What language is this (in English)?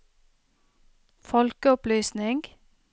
Norwegian